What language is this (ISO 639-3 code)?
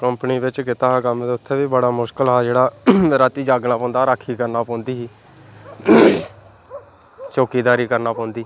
doi